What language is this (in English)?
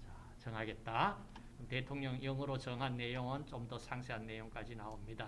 Korean